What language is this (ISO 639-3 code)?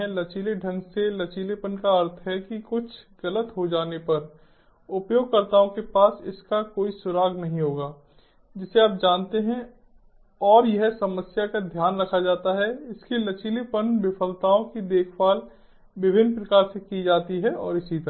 hin